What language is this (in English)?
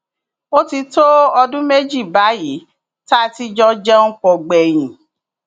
Yoruba